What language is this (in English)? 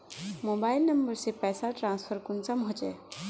Magahi